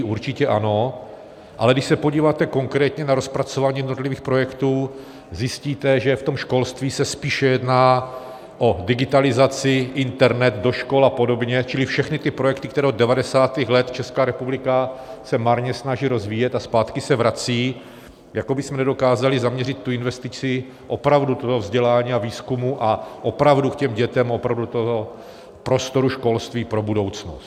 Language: Czech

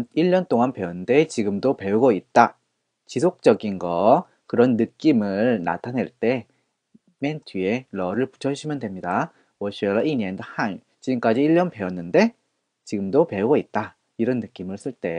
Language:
Korean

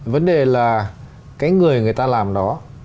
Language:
Vietnamese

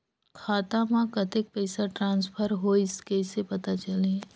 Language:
Chhattisgarhi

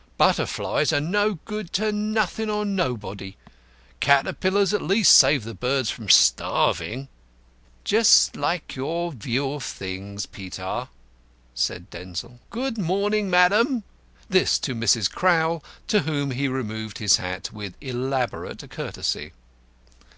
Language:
English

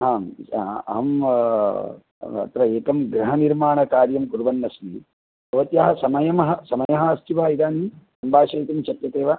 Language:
Sanskrit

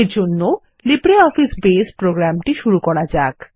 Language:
Bangla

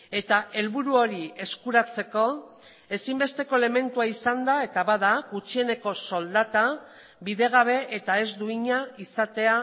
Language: Basque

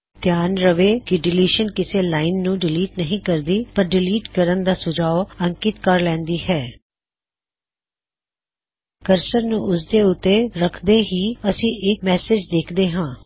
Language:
Punjabi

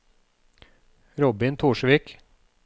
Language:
Norwegian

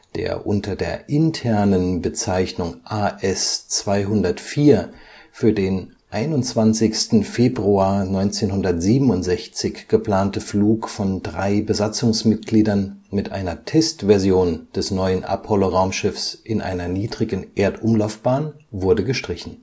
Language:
German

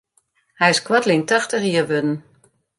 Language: Western Frisian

